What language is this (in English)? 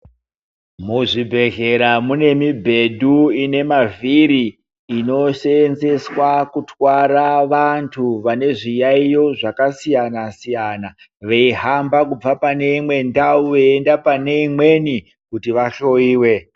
Ndau